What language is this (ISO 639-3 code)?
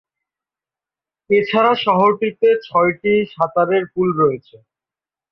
ben